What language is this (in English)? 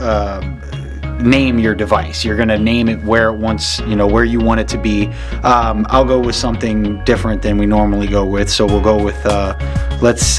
English